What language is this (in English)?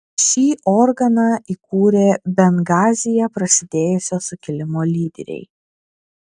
Lithuanian